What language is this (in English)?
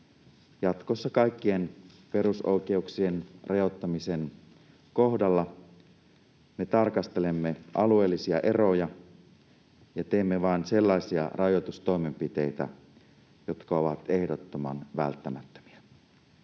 Finnish